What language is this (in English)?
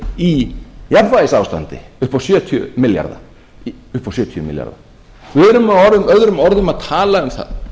Icelandic